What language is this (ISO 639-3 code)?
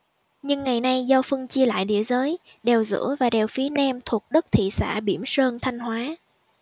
vie